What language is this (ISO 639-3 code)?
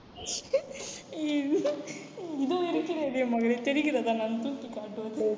tam